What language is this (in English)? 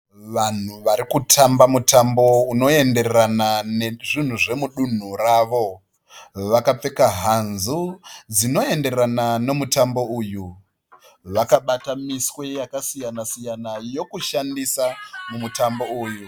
Shona